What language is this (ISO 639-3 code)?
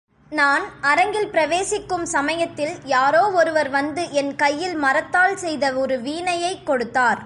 tam